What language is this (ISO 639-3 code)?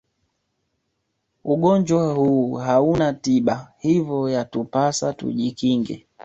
swa